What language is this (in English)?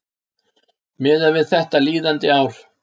Icelandic